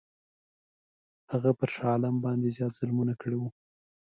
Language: Pashto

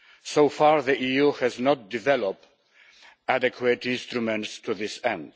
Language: English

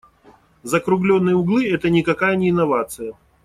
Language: Russian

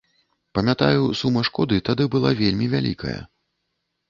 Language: Belarusian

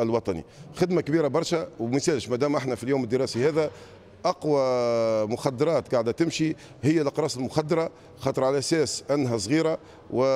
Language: Arabic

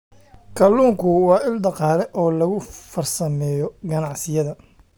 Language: Somali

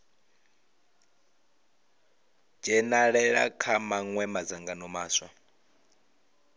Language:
Venda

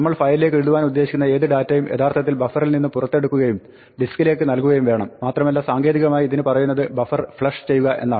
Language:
Malayalam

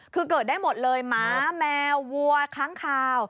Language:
Thai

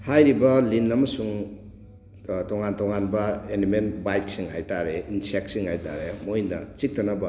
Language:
Manipuri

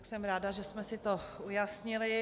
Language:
Czech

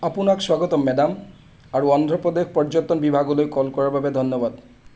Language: Assamese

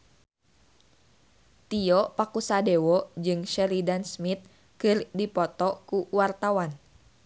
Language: Sundanese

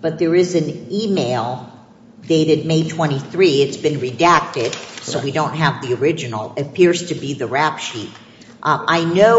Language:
English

